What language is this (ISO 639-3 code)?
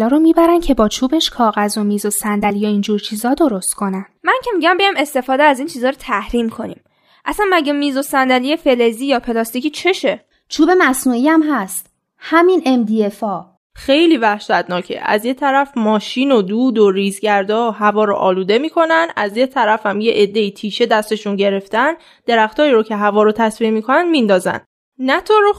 fas